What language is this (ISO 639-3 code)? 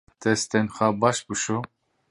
kur